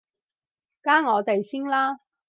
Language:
Cantonese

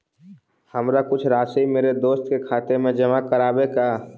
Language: Magahi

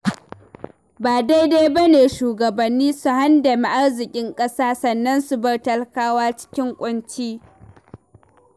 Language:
Hausa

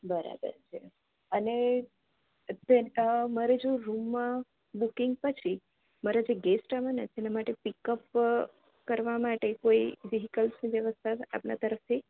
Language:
Gujarati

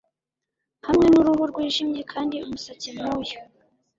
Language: Kinyarwanda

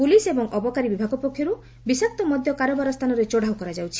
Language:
Odia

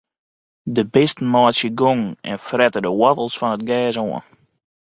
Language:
Western Frisian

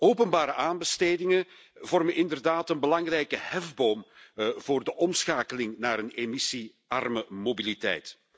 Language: Dutch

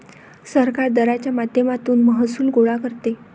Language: Marathi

